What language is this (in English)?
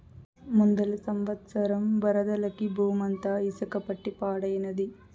Telugu